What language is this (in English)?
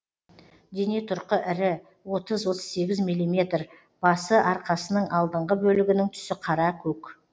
Kazakh